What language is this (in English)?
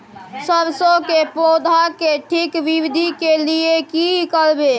Maithili